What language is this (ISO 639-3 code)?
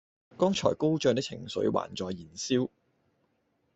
yue